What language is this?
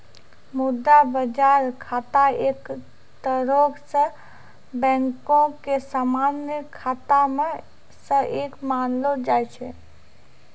Maithili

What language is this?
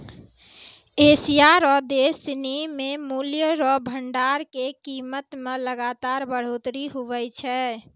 Maithili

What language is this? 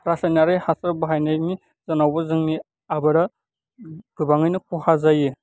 Bodo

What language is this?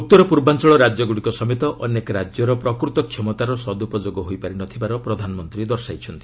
Odia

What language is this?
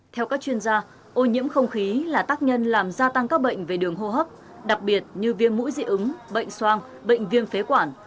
Vietnamese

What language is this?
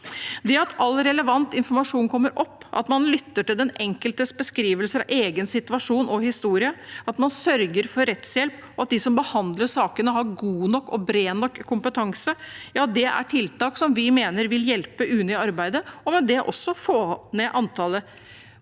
Norwegian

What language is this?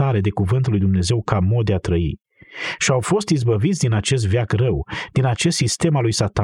Romanian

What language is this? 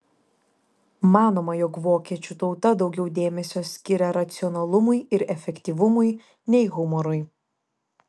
Lithuanian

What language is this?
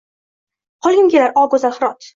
Uzbek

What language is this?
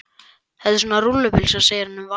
Icelandic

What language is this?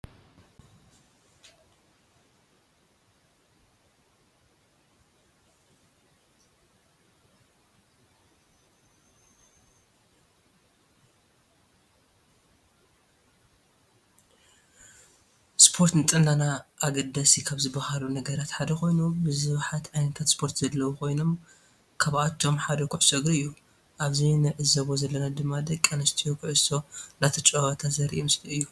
Tigrinya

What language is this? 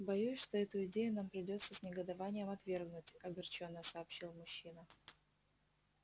Russian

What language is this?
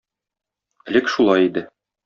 Tatar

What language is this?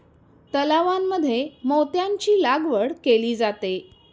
Marathi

